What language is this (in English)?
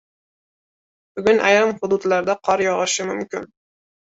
Uzbek